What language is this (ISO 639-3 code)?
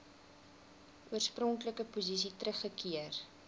afr